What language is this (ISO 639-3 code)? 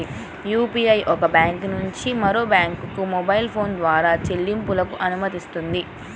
tel